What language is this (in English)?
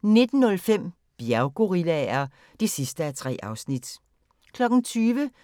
Danish